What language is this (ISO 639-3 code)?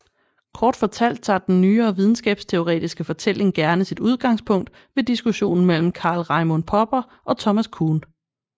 dan